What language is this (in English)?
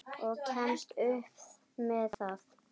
Icelandic